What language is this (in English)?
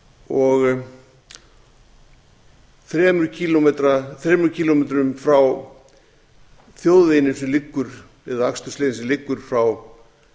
Icelandic